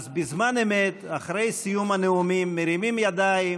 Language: Hebrew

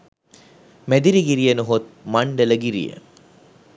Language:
Sinhala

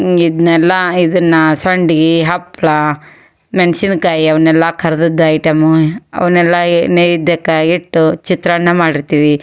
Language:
Kannada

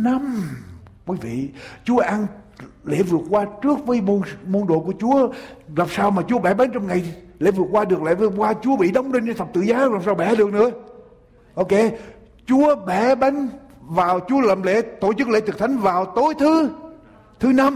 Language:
Vietnamese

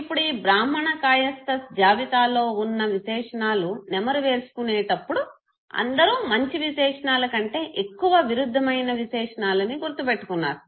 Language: Telugu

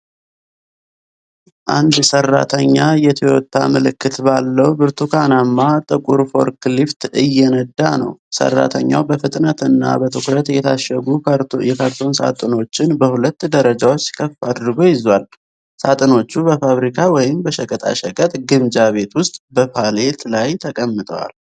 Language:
Amharic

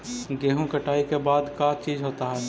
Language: Magahi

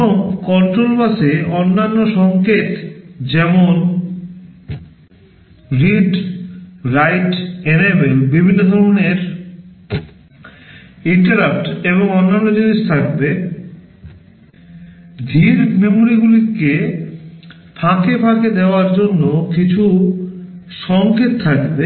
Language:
Bangla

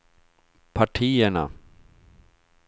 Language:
Swedish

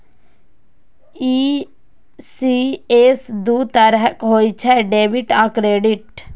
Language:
Maithili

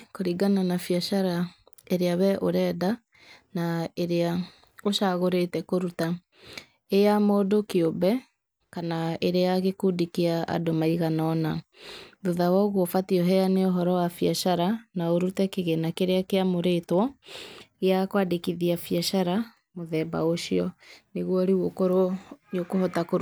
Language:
Kikuyu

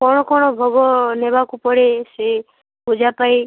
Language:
Odia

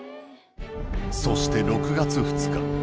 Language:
Japanese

